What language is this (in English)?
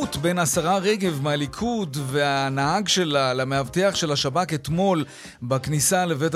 Hebrew